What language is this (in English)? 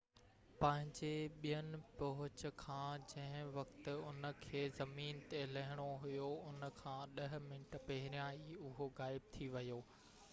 Sindhi